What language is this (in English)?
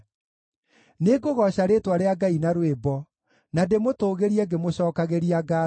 Kikuyu